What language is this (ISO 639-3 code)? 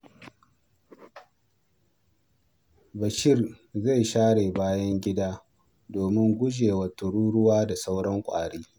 hau